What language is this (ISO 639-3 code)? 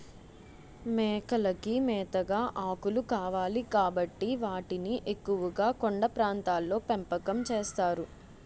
tel